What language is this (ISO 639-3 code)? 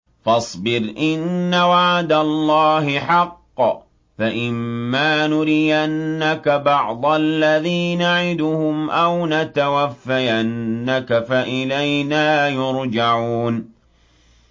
ara